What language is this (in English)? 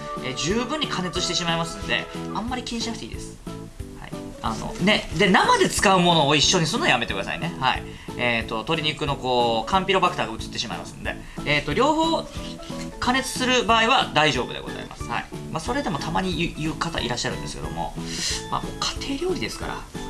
Japanese